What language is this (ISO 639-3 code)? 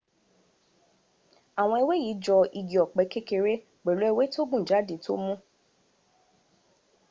yor